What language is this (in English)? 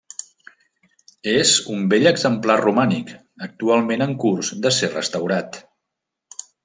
Catalan